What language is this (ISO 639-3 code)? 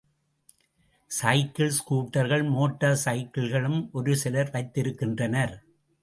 tam